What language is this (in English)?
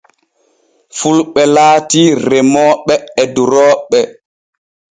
Borgu Fulfulde